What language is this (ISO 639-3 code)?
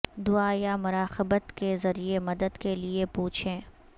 urd